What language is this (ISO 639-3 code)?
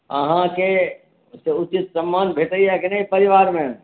mai